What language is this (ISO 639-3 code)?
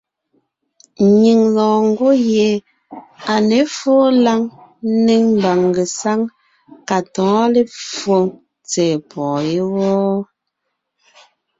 nnh